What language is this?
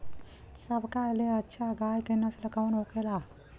Bhojpuri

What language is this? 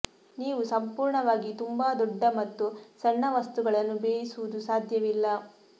Kannada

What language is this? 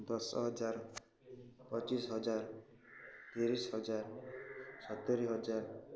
Odia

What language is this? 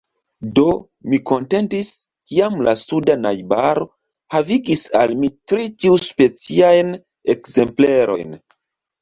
Esperanto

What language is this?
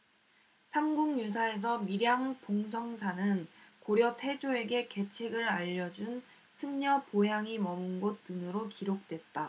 Korean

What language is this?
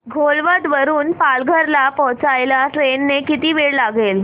Marathi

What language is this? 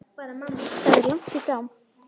Icelandic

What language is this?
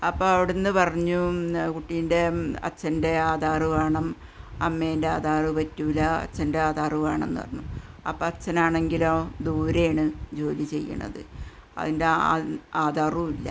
Malayalam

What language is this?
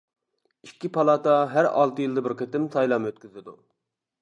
Uyghur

